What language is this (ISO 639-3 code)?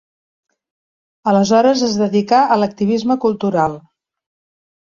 cat